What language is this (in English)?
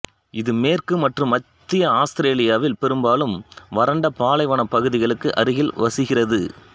Tamil